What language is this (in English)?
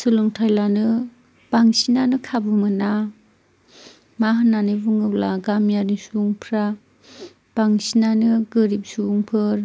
Bodo